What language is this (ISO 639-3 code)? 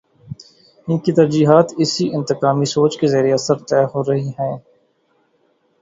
urd